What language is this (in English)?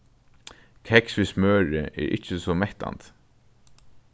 Faroese